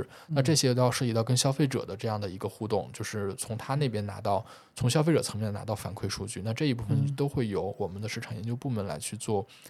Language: Chinese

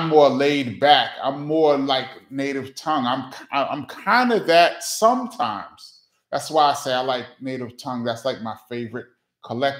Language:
English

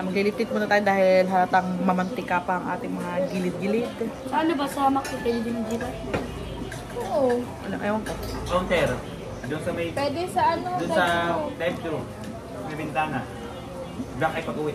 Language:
Filipino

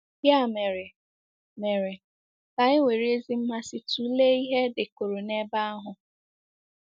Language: Igbo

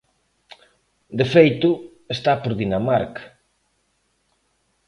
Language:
Galician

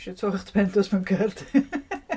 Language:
Welsh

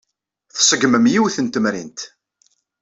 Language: Kabyle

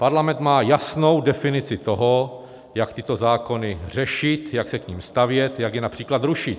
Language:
Czech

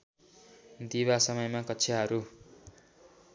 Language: Nepali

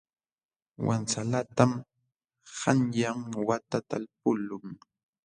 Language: Jauja Wanca Quechua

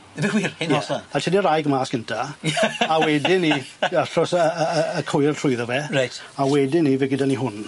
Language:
Welsh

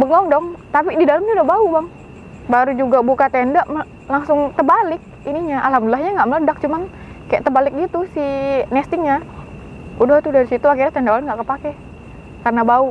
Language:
Indonesian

